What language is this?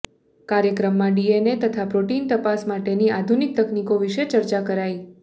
Gujarati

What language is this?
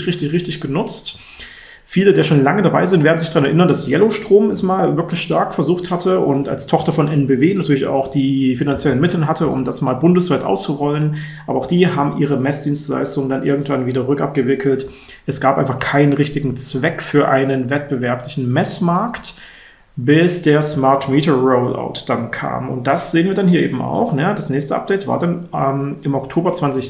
German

